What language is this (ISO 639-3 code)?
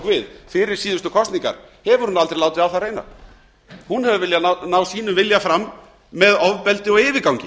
isl